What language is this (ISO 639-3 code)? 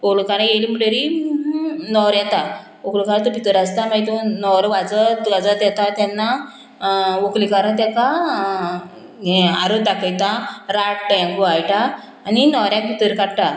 kok